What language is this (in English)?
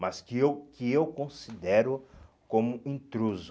Portuguese